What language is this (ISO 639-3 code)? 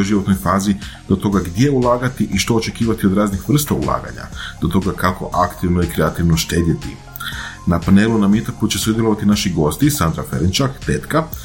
hrv